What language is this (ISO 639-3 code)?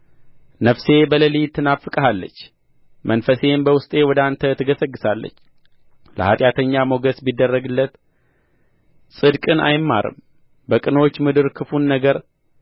amh